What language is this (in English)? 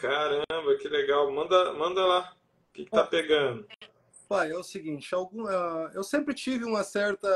Portuguese